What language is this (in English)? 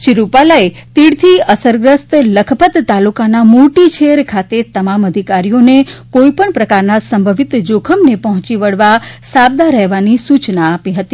Gujarati